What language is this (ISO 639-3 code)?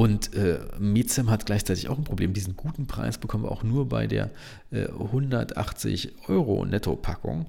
deu